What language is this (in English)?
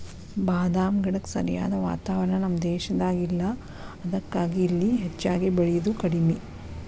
Kannada